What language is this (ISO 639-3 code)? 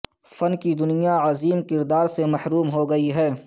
urd